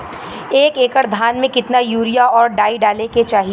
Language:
Bhojpuri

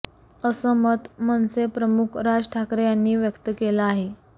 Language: Marathi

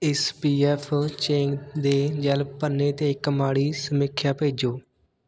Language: Punjabi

